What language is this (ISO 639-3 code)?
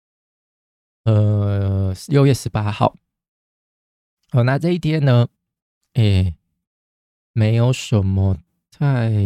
zho